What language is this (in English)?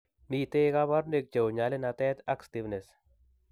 Kalenjin